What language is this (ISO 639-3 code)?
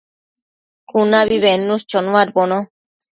mcf